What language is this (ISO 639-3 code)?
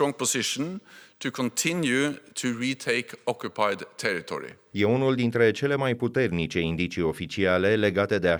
ron